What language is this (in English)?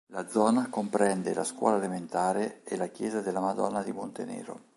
Italian